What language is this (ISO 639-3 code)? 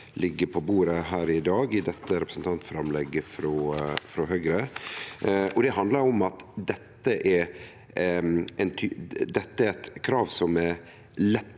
nor